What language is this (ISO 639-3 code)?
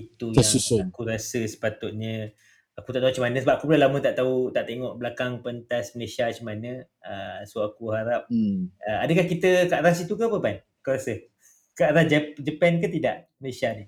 msa